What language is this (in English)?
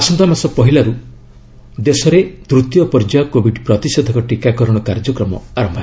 Odia